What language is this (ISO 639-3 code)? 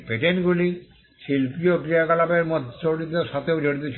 ben